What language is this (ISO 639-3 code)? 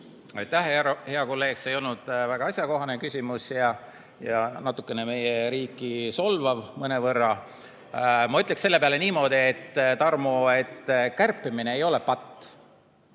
est